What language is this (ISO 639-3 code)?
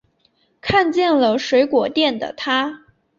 zho